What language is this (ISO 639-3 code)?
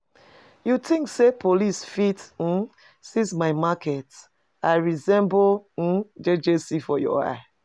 pcm